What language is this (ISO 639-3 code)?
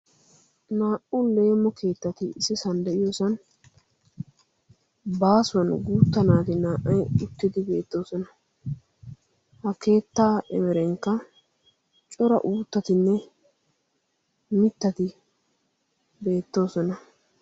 wal